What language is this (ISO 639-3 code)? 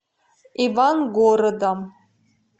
rus